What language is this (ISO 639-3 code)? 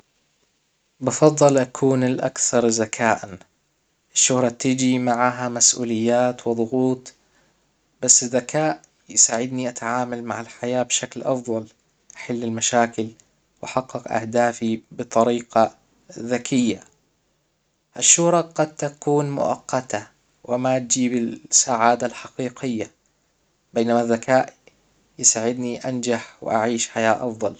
acw